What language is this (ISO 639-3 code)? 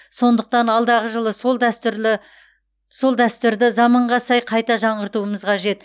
kaz